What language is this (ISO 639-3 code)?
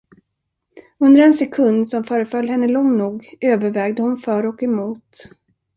swe